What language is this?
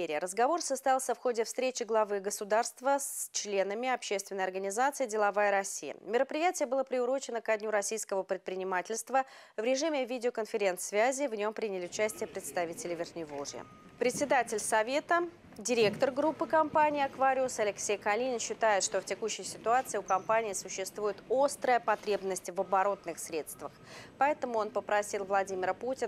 Russian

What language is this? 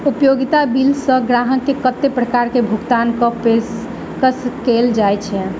Maithili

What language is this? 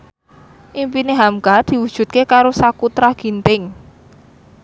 Javanese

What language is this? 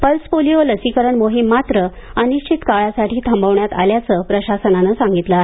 Marathi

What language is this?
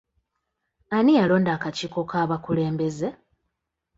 Ganda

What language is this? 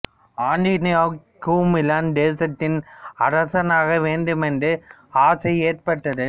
Tamil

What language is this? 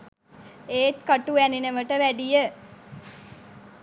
Sinhala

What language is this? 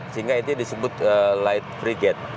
Indonesian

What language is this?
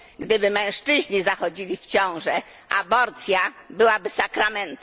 Polish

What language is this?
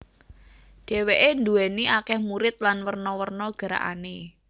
Javanese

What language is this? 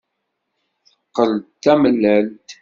Kabyle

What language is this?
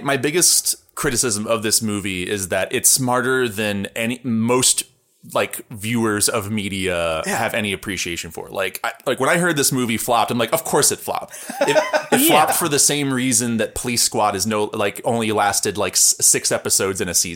English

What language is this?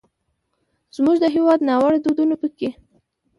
Pashto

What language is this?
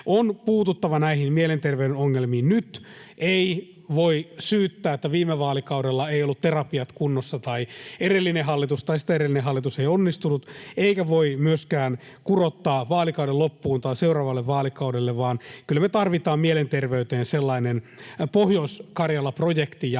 Finnish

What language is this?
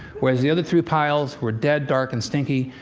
English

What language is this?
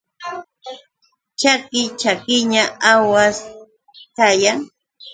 Yauyos Quechua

